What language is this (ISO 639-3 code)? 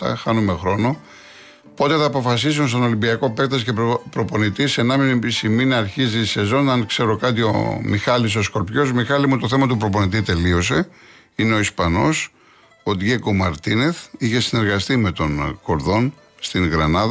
ell